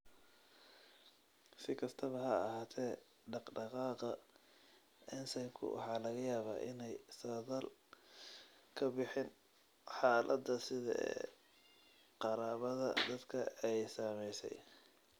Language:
Somali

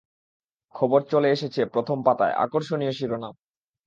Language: Bangla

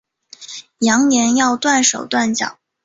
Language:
Chinese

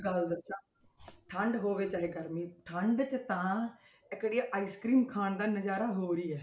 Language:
Punjabi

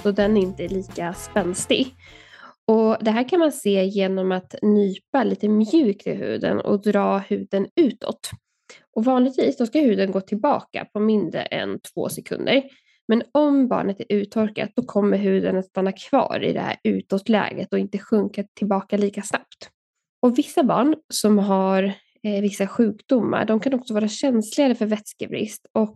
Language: Swedish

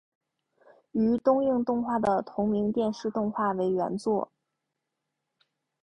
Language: Chinese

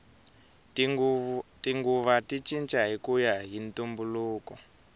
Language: Tsonga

